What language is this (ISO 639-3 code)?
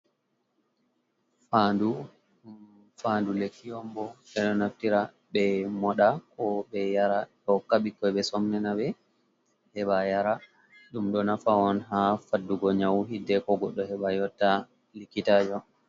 ful